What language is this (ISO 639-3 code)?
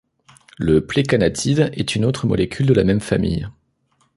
fra